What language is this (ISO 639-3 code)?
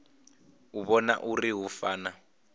ven